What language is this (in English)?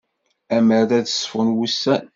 Kabyle